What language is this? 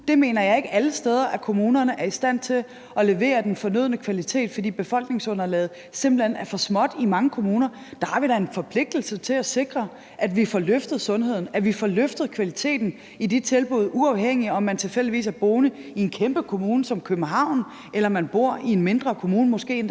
Danish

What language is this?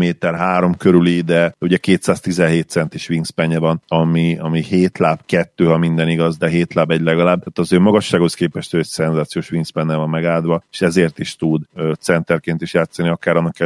Hungarian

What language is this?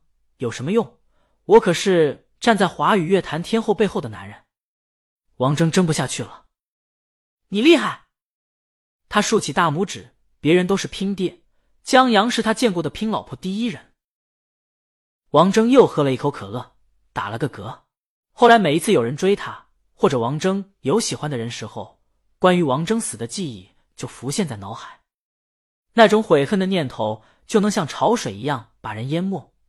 Chinese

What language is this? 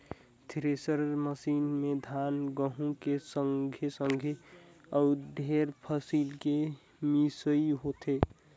Chhattisgarhi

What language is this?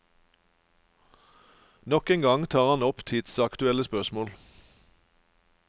Norwegian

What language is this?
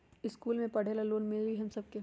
Magahi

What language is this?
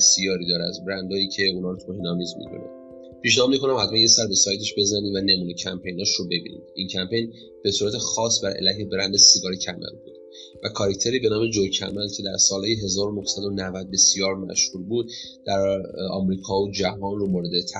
Persian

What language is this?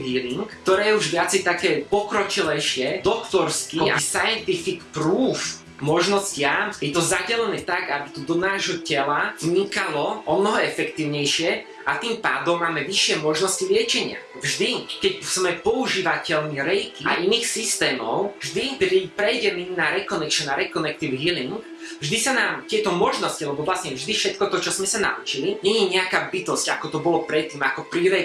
Slovak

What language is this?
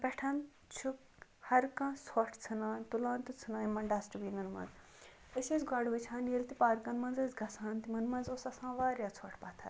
Kashmiri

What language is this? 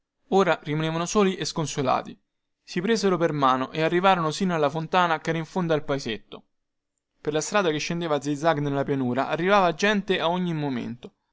Italian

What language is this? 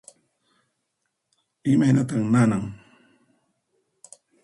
Puno Quechua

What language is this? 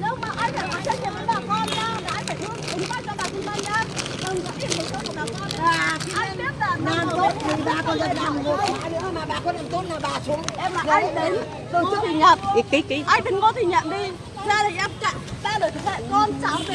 Vietnamese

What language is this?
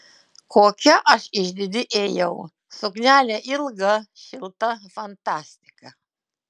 Lithuanian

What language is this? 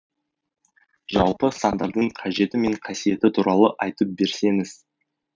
Kazakh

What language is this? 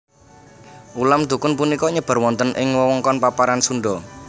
Javanese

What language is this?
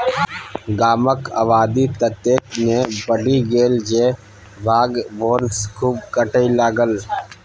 Maithili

